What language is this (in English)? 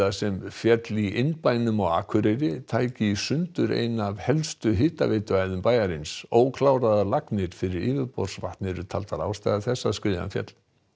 Icelandic